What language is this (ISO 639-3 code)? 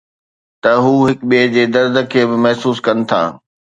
snd